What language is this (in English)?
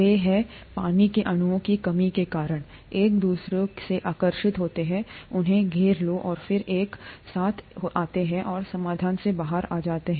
Hindi